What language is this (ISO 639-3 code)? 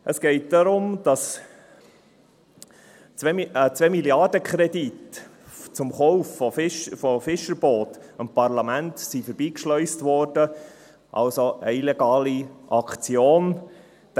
gsw